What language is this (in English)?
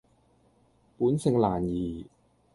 Cantonese